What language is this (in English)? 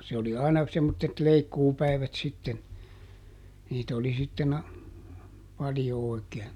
Finnish